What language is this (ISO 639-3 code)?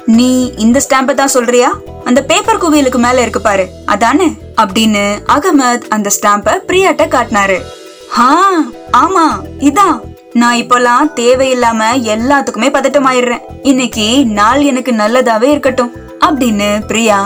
tam